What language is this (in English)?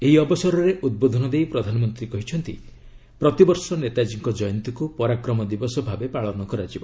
Odia